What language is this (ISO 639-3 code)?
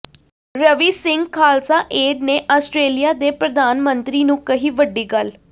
pan